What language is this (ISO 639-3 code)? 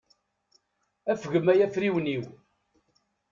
kab